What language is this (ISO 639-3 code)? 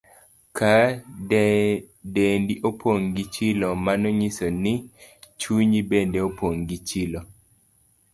luo